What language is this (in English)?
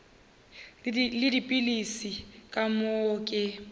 Northern Sotho